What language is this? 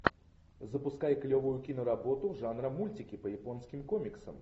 Russian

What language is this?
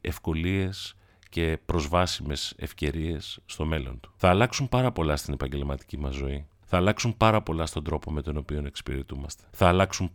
Greek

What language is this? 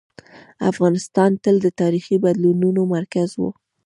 Pashto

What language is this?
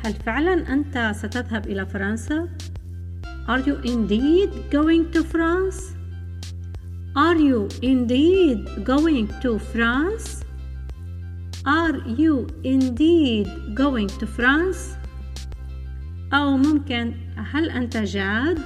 Arabic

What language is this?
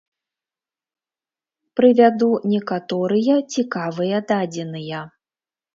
Belarusian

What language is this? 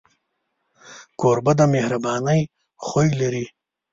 Pashto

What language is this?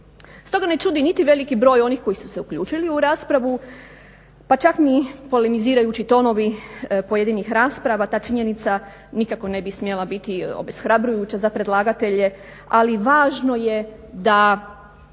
Croatian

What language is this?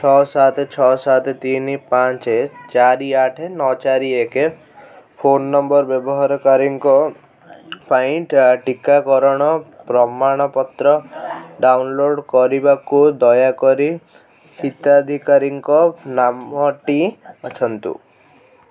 Odia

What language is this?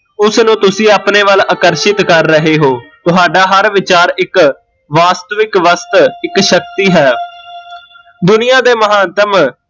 Punjabi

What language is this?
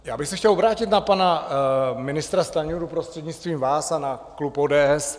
Czech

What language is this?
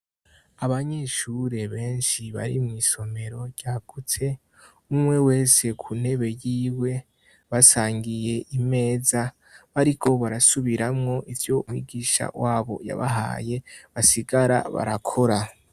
Rundi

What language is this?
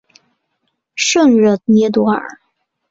Chinese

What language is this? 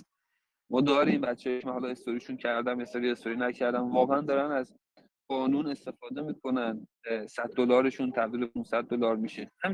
Persian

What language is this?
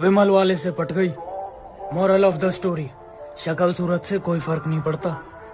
Hindi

